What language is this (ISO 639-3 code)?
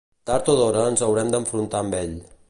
cat